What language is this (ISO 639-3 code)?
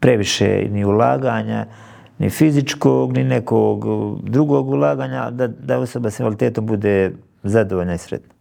hrv